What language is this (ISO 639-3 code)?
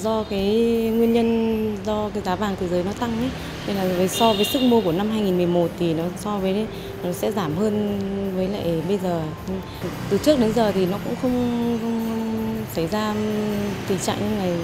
vie